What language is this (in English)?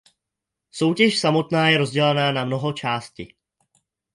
Czech